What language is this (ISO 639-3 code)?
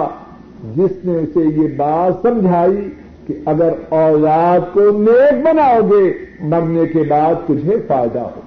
urd